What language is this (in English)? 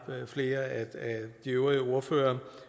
Danish